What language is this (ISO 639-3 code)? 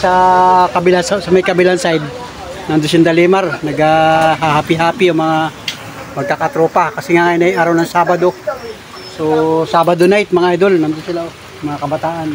fil